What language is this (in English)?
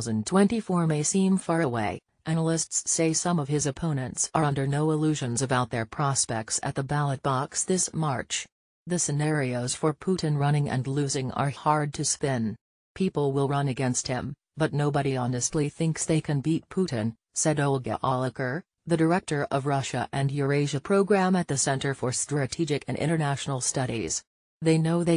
English